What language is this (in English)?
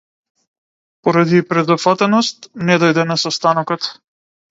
Macedonian